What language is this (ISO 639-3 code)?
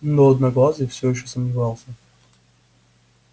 rus